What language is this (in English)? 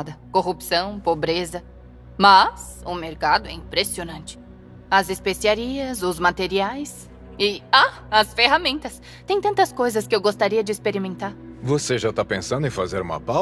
Portuguese